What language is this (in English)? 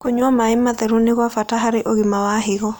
Kikuyu